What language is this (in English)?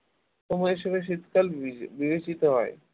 Bangla